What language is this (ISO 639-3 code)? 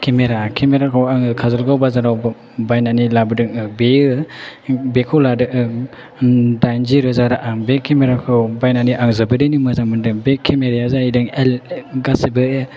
brx